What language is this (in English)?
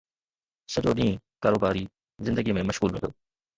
Sindhi